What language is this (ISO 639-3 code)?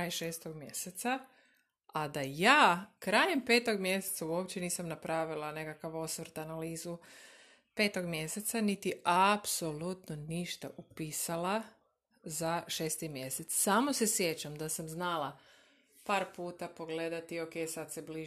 hrv